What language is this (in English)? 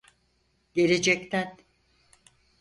Turkish